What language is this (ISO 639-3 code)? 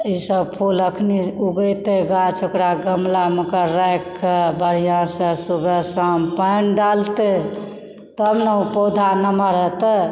mai